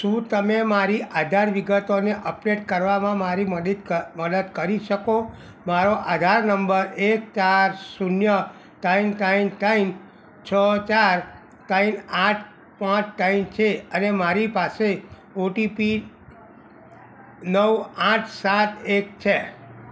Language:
Gujarati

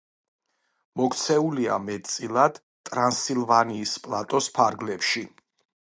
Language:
Georgian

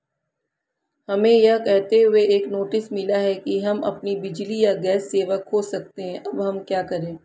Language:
Hindi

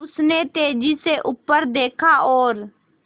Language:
Hindi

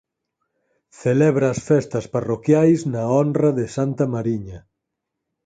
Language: Galician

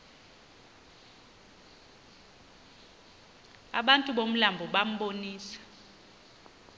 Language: Xhosa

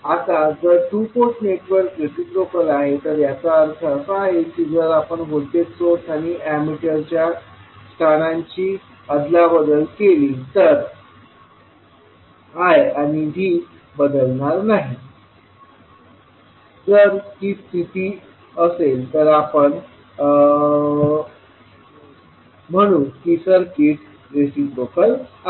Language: Marathi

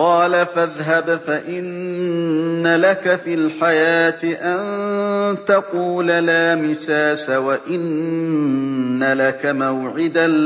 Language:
Arabic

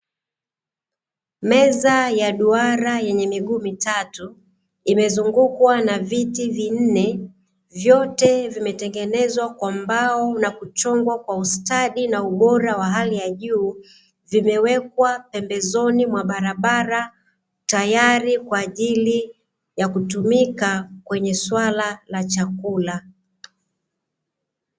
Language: Swahili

